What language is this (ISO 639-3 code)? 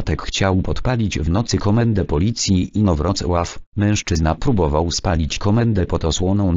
pol